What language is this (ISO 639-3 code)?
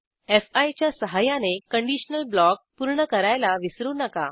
mar